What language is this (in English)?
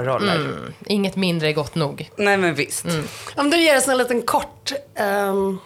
Swedish